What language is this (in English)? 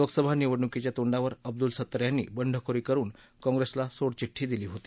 Marathi